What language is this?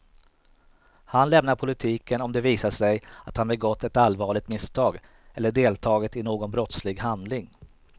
Swedish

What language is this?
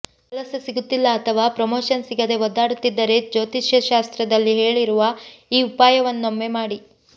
Kannada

